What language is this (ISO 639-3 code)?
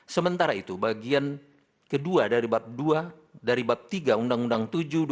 ind